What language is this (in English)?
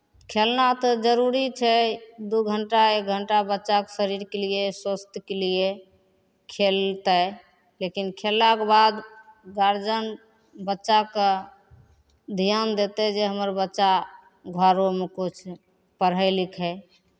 Maithili